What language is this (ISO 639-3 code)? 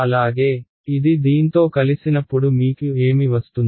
tel